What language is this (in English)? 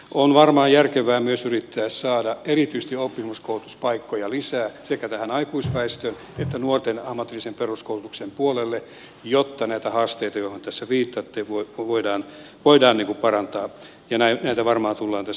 Finnish